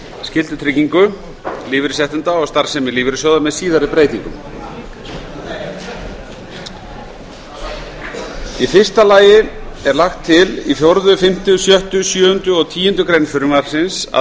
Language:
Icelandic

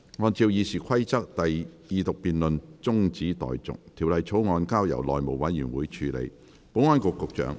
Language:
Cantonese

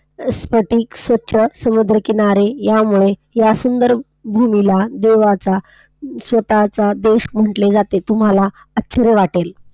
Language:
Marathi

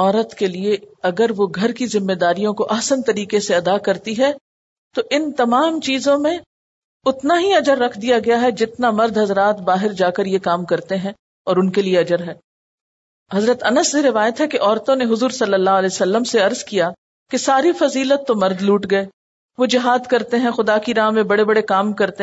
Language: Urdu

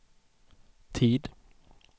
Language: Swedish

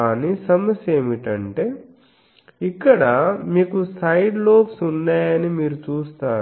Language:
Telugu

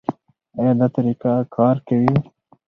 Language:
Pashto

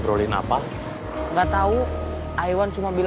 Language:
Indonesian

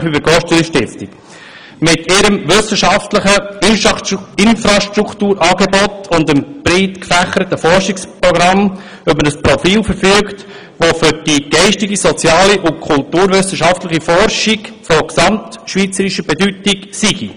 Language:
Swiss German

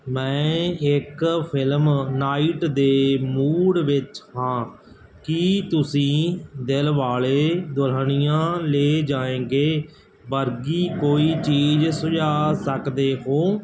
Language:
Punjabi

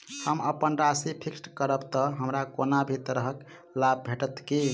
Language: Maithili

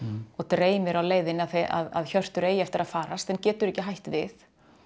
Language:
Icelandic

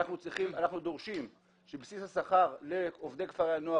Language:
Hebrew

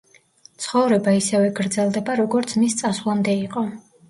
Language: Georgian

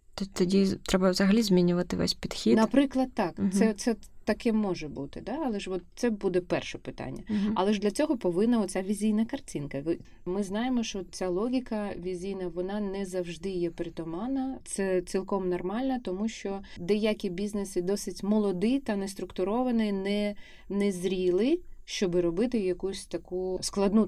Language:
Ukrainian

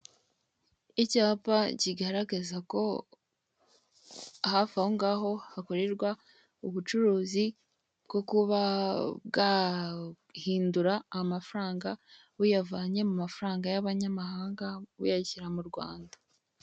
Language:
Kinyarwanda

